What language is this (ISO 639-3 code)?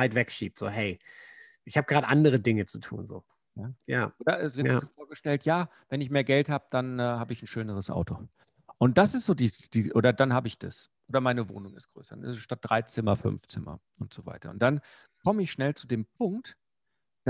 deu